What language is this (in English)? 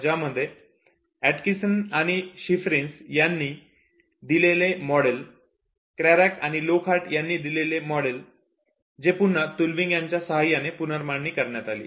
Marathi